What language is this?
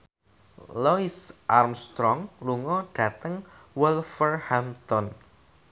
Javanese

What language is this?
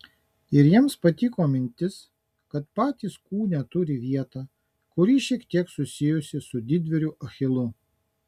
Lithuanian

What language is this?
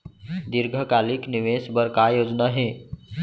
Chhattisgarhi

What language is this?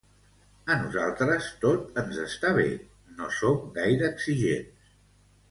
Catalan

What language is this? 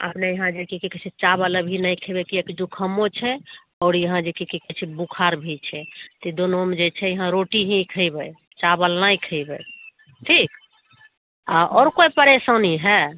Maithili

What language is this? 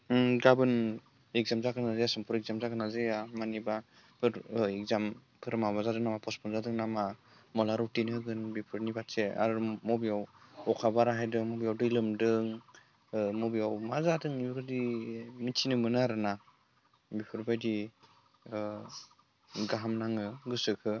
Bodo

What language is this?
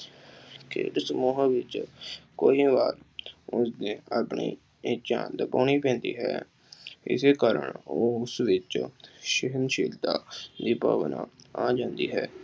Punjabi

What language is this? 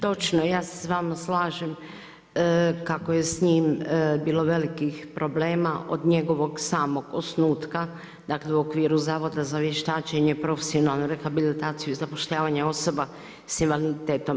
Croatian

